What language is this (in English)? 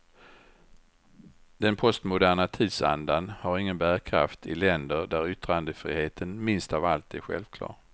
Swedish